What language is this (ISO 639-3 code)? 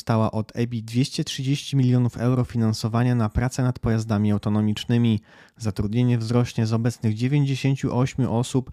pol